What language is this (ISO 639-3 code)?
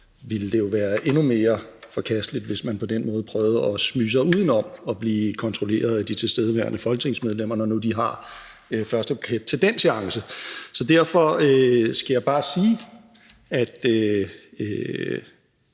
dan